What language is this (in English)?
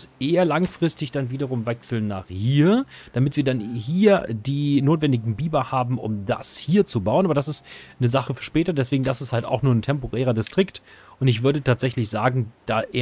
German